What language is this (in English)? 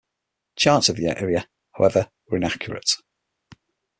English